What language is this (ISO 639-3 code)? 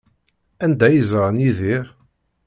kab